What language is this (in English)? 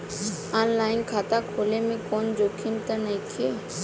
Bhojpuri